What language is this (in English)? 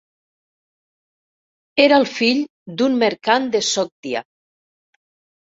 Catalan